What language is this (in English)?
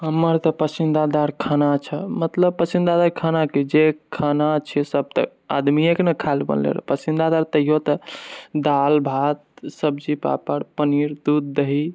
Maithili